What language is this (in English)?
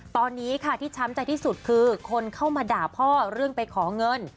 Thai